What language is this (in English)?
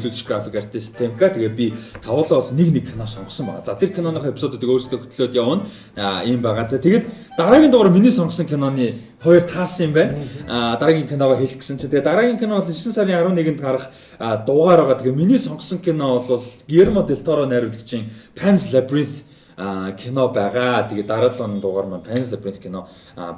Korean